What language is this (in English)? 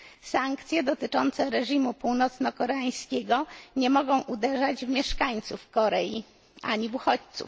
Polish